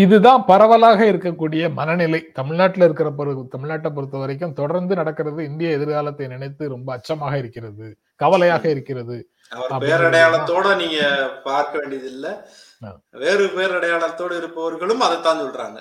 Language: Tamil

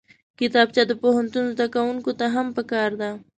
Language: Pashto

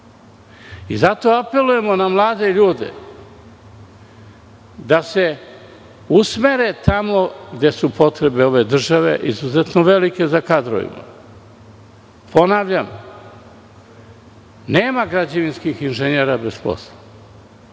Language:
Serbian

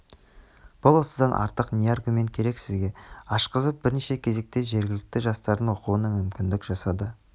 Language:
Kazakh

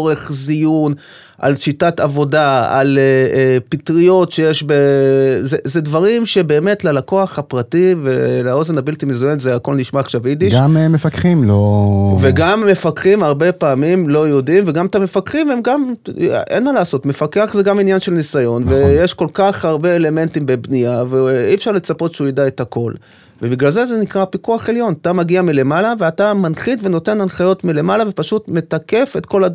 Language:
Hebrew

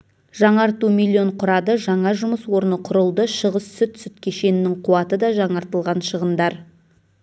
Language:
Kazakh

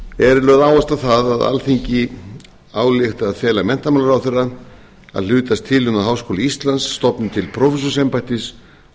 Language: Icelandic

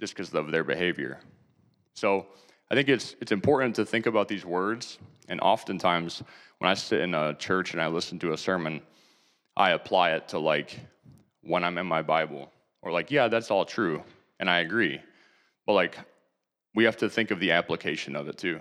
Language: English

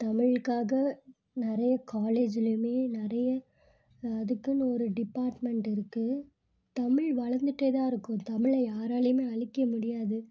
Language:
Tamil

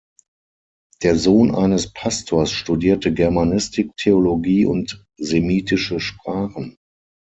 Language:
German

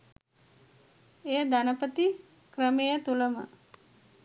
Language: Sinhala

